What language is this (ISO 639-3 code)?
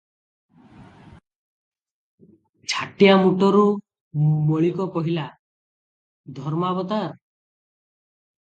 ori